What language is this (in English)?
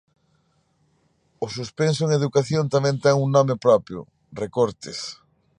Galician